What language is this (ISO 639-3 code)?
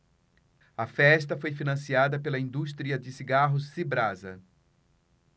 por